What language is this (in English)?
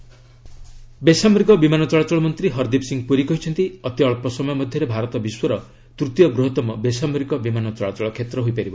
Odia